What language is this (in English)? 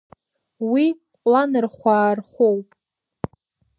Abkhazian